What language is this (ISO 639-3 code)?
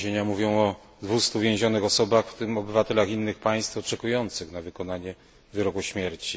pol